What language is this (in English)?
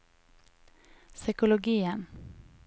Norwegian